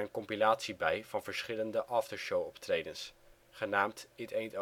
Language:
Dutch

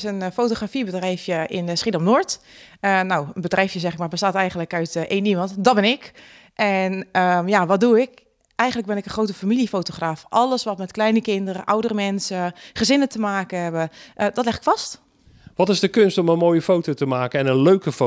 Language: Dutch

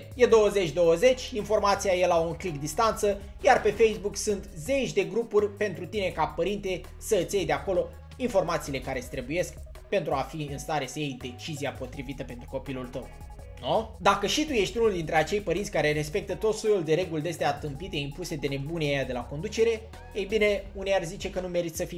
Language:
Romanian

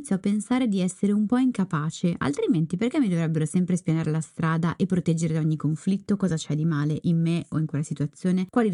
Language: Italian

